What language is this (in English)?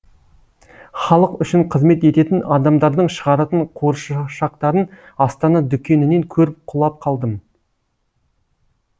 Kazakh